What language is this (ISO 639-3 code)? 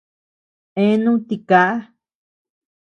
cux